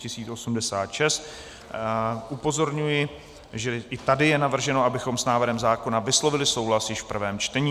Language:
Czech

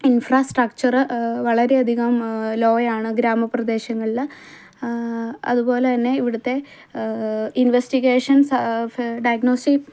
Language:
Malayalam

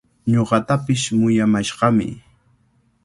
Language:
Cajatambo North Lima Quechua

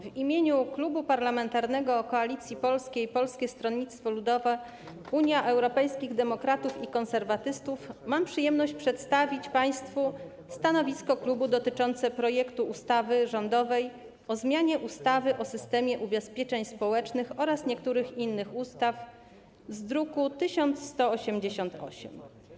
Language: Polish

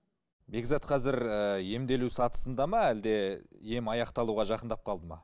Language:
Kazakh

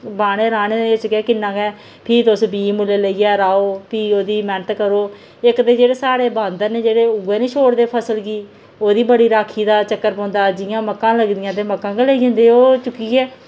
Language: Dogri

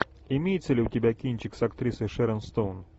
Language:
Russian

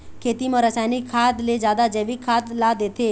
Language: Chhattisgarhi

